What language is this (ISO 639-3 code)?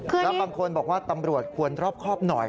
tha